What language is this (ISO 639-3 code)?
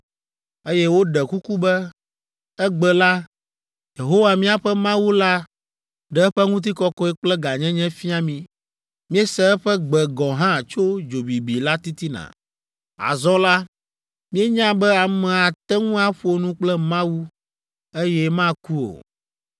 ewe